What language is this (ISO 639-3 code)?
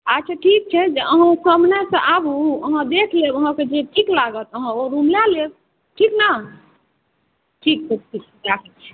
mai